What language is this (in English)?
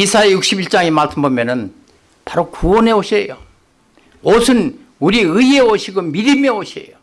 Korean